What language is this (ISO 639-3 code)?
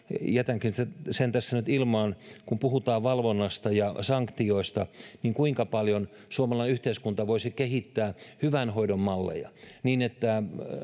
fin